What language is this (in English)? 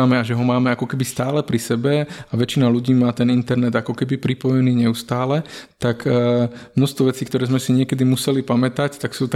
Slovak